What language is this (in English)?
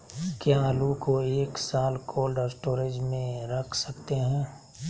Magahi